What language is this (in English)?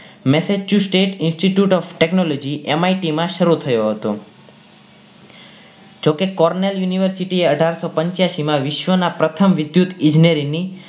Gujarati